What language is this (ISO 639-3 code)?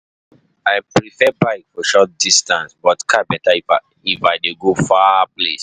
pcm